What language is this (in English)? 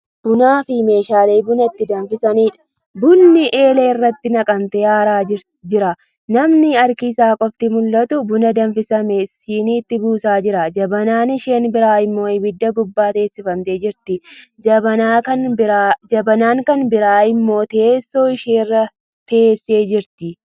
Oromo